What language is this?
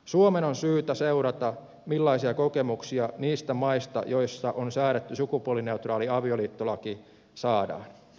Finnish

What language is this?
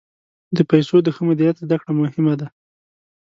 Pashto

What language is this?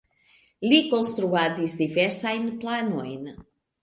Esperanto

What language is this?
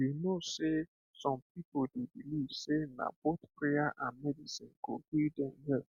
Nigerian Pidgin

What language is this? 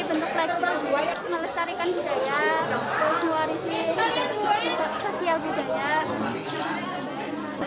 Indonesian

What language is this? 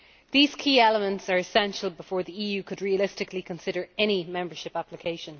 English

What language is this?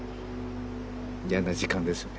Japanese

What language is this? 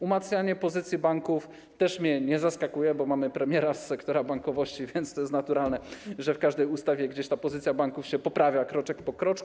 Polish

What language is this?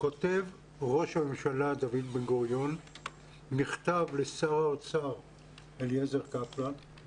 Hebrew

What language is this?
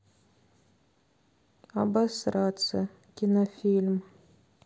Russian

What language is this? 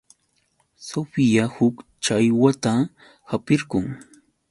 Yauyos Quechua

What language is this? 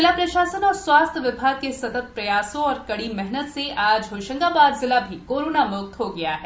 Hindi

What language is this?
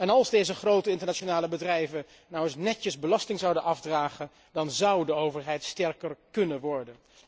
Dutch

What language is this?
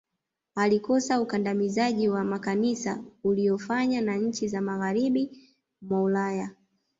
Swahili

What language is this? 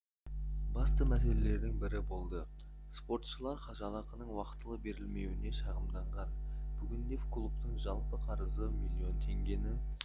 Kazakh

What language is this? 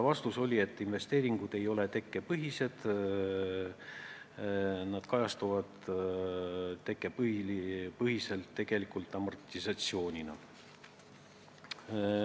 Estonian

